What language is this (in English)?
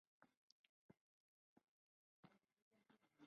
Spanish